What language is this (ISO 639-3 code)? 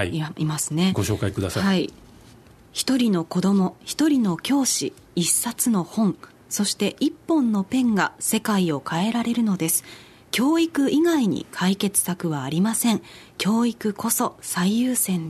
jpn